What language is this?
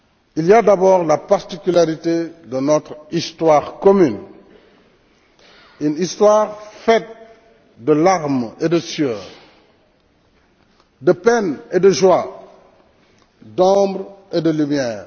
French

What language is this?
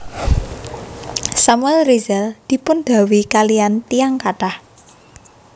Javanese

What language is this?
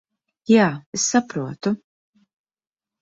Latvian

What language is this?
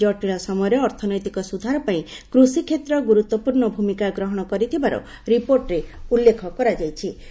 Odia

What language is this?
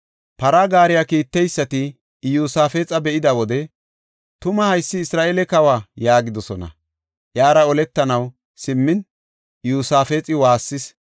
Gofa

